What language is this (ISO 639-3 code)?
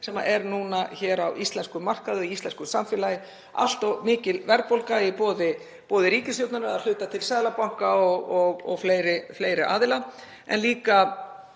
isl